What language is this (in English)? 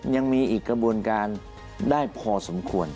Thai